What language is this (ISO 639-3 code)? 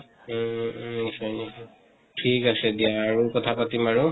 asm